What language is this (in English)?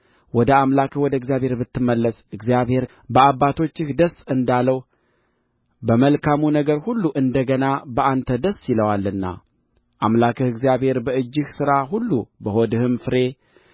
Amharic